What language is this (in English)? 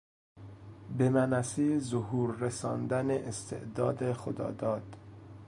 Persian